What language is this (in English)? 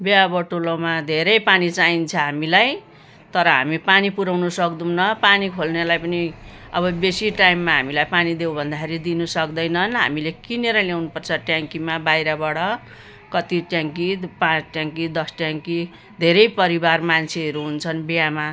Nepali